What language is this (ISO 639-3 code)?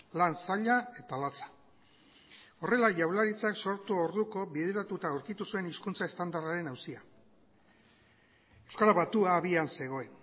eus